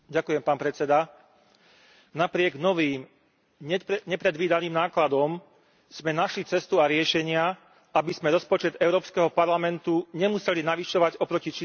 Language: Slovak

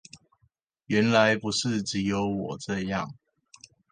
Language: Chinese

